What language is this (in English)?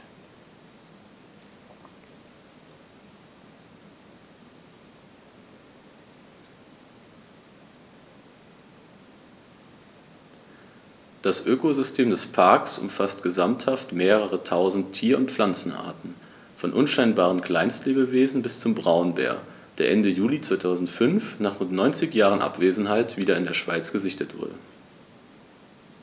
German